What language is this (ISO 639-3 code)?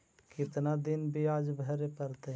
mag